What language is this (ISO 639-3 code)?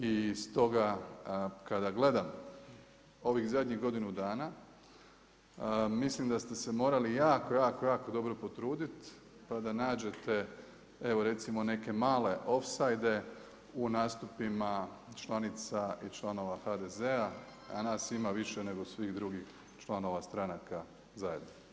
hrv